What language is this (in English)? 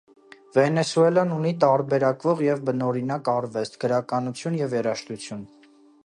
Armenian